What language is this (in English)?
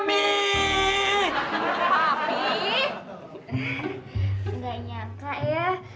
Indonesian